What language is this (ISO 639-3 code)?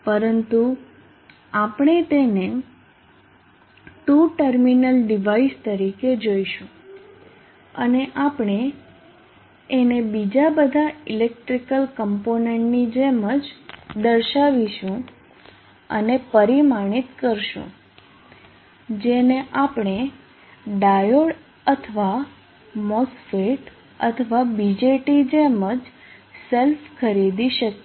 guj